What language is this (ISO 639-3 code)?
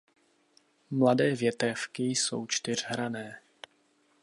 ces